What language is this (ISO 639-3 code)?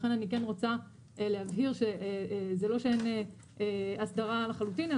heb